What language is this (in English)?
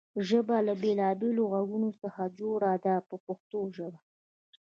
Pashto